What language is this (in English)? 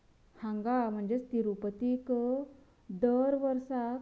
Konkani